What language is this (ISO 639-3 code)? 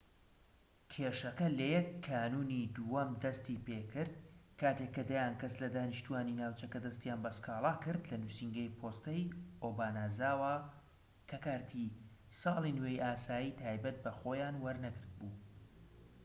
ckb